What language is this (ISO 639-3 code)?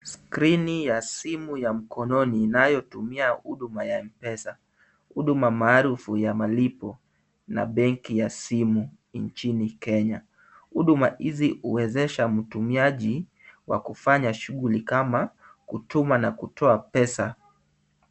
swa